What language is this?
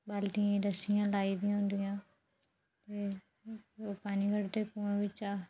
Dogri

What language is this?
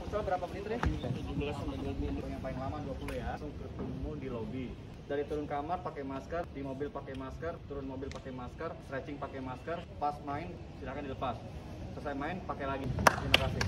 Indonesian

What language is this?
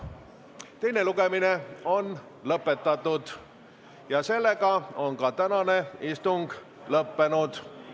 Estonian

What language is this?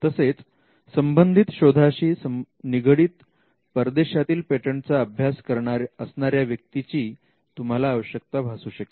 Marathi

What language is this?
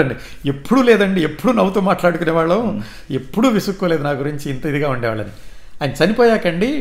Telugu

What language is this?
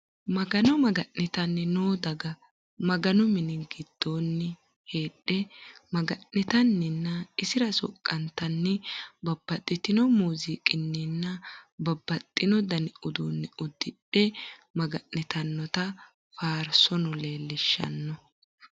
Sidamo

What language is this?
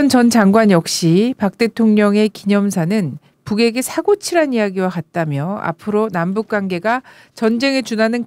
Korean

